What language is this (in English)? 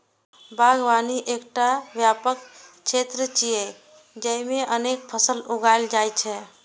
Maithili